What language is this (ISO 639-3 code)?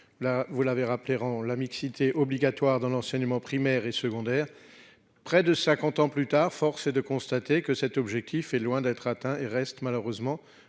fra